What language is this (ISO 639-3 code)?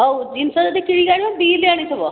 ori